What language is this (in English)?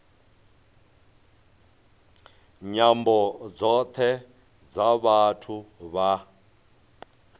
Venda